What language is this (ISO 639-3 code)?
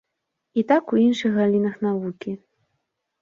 bel